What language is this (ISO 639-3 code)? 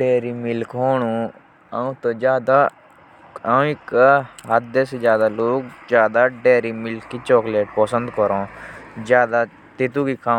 jns